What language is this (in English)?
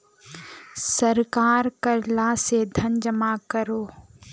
Magahi